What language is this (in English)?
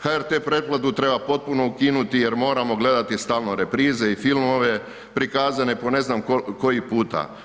Croatian